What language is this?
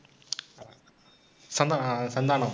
Tamil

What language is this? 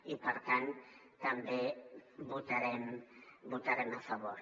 Catalan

